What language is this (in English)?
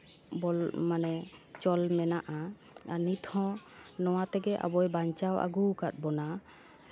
Santali